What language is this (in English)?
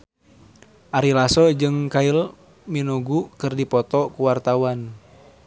Sundanese